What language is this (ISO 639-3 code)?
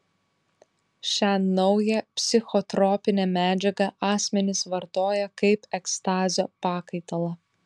lit